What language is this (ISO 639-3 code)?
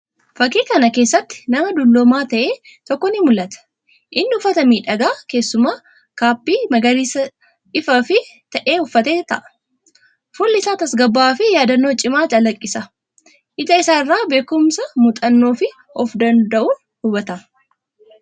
orm